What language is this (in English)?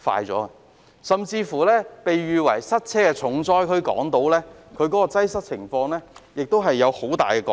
Cantonese